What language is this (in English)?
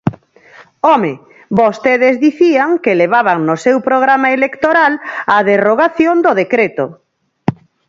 Galician